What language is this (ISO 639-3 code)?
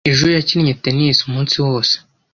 kin